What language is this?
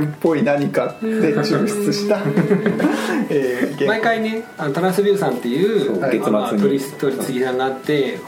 Japanese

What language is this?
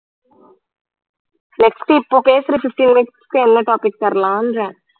Tamil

